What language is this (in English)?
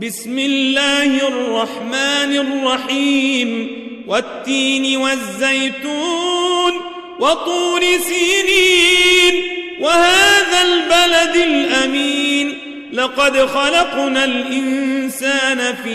Arabic